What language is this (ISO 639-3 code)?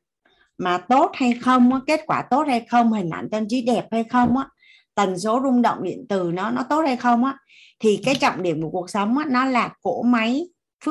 vie